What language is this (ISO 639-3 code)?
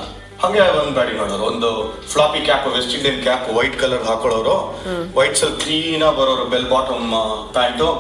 kan